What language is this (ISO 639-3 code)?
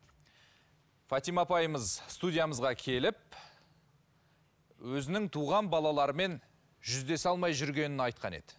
kaz